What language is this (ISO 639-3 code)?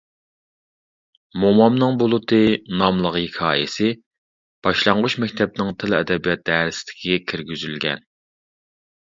uig